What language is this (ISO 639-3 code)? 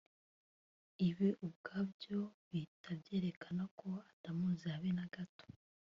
kin